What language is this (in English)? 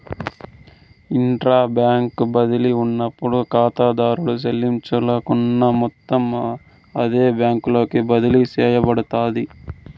Telugu